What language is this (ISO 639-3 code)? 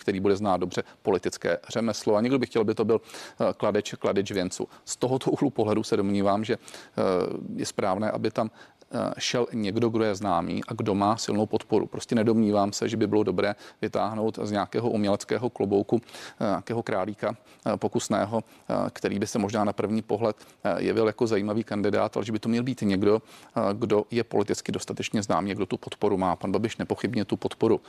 ces